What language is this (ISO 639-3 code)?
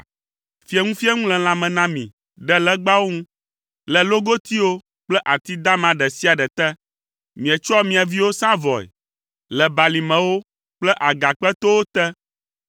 ewe